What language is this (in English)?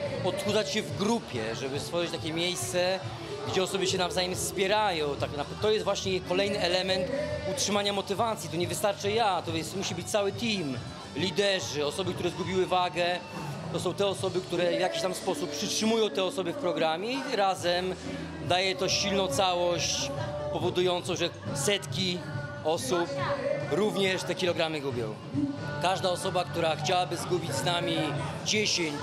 Polish